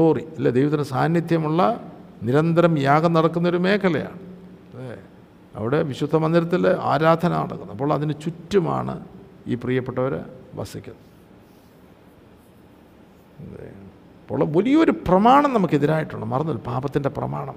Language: Malayalam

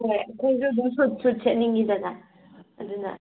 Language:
Manipuri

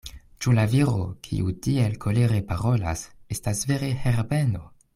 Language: Esperanto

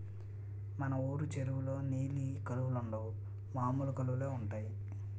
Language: Telugu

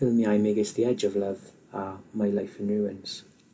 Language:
Welsh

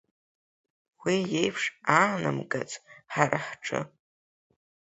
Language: Abkhazian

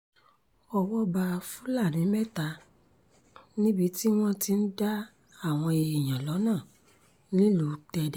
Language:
Yoruba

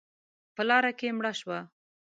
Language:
Pashto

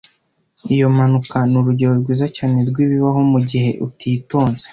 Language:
Kinyarwanda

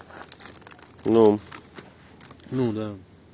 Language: Russian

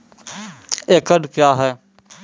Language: Maithili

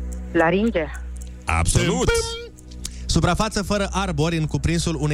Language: Romanian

